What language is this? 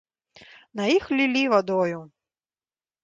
Belarusian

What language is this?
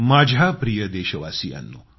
Marathi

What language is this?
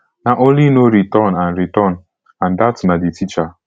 Nigerian Pidgin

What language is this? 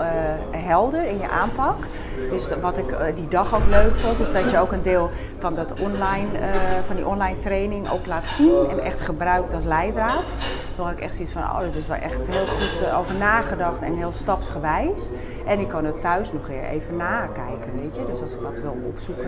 Dutch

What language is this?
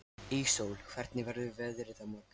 Icelandic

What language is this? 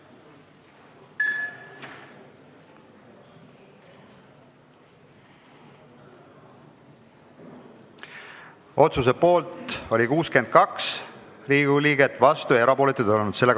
Estonian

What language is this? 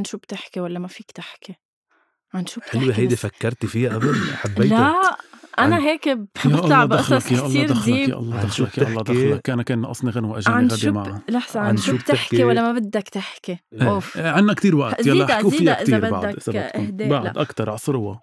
Arabic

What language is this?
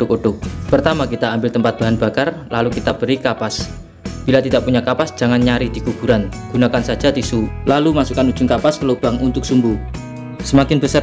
Indonesian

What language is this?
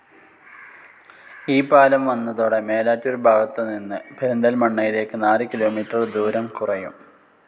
Malayalam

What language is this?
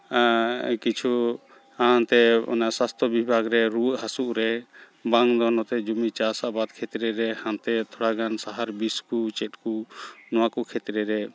Santali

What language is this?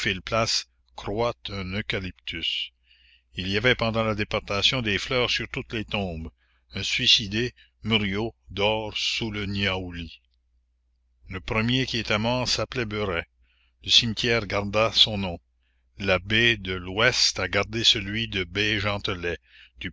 French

